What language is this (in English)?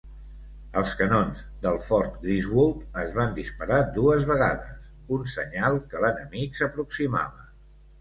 Catalan